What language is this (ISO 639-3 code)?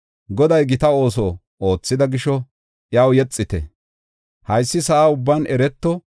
gof